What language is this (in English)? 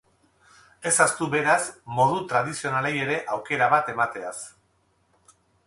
Basque